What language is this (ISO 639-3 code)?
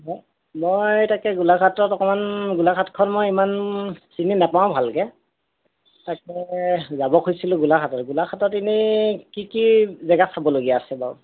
asm